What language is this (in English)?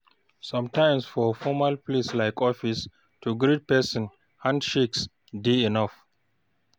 Nigerian Pidgin